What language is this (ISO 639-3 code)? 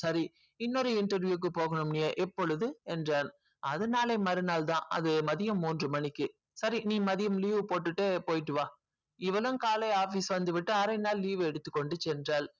tam